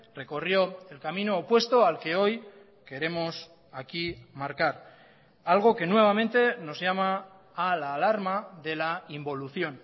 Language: Spanish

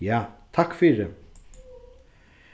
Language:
Faroese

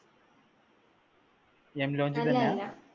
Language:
Malayalam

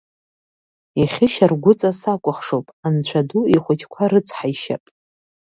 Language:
Abkhazian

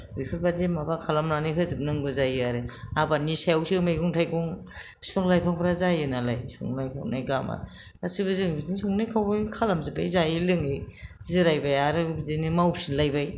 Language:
Bodo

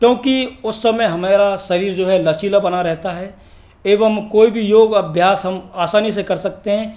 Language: Hindi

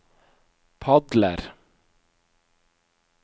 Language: Norwegian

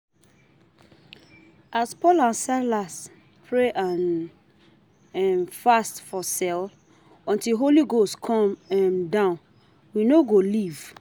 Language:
Nigerian Pidgin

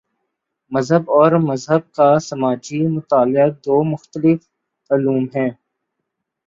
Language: Urdu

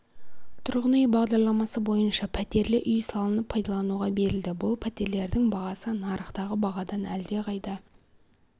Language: Kazakh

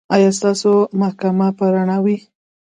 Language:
Pashto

